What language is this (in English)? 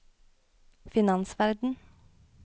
Norwegian